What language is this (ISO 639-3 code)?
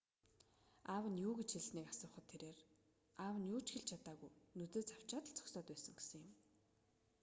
mon